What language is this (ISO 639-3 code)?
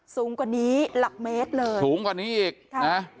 tha